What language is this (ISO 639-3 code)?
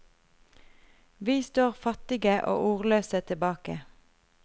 nor